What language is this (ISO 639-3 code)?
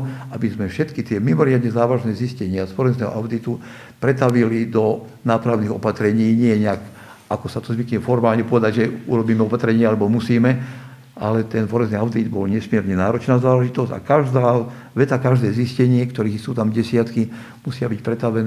slk